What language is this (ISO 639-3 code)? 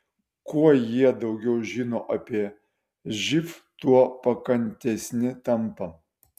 lit